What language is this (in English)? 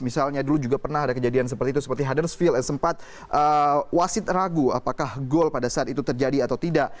Indonesian